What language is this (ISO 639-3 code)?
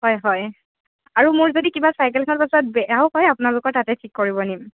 asm